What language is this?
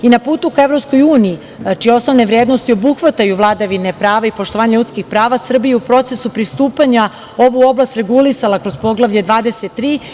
Serbian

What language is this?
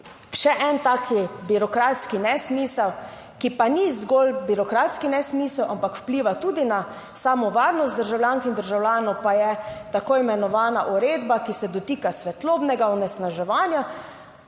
Slovenian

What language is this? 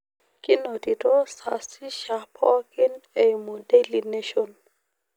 Masai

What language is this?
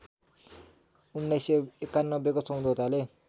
Nepali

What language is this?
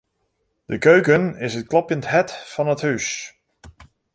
Western Frisian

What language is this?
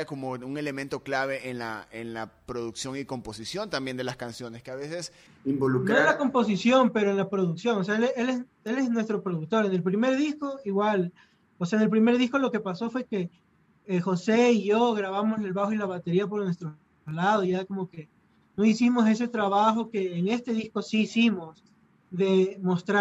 Spanish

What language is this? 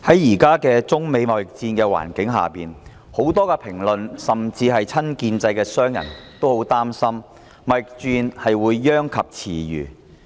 Cantonese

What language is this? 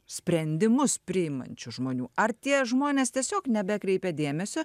Lithuanian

